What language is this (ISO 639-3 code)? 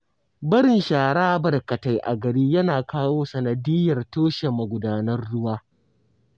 hau